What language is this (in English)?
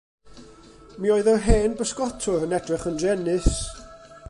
Welsh